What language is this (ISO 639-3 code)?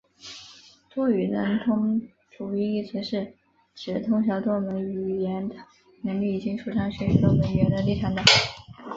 zho